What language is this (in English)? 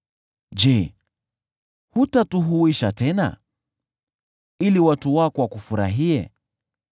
Swahili